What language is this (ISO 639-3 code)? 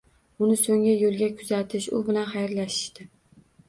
uzb